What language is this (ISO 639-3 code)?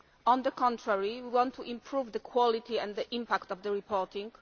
eng